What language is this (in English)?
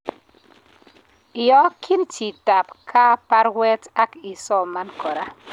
Kalenjin